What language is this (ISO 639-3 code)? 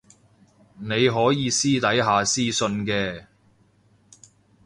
yue